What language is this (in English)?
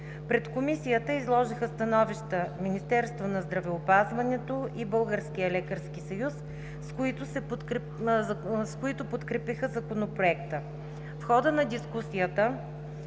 Bulgarian